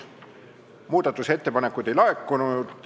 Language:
Estonian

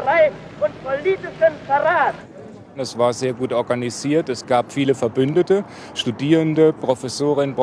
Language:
German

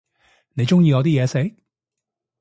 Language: Cantonese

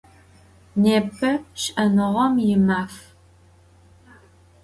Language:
Adyghe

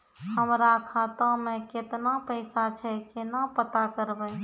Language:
Maithili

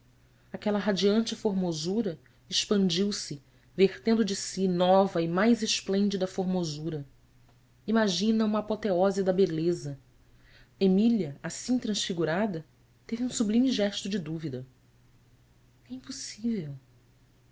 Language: Portuguese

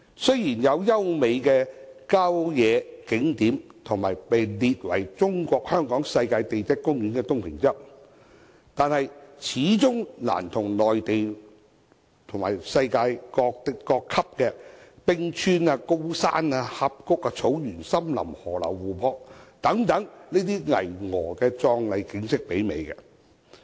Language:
Cantonese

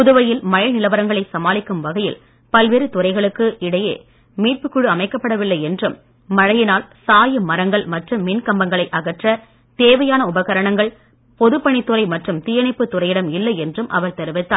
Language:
Tamil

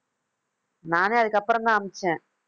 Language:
Tamil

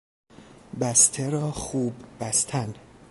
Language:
Persian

